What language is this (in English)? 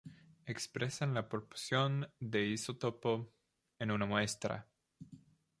Spanish